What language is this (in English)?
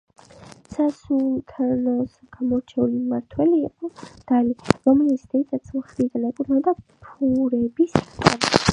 Georgian